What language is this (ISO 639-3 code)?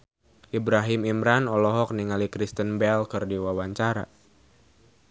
sun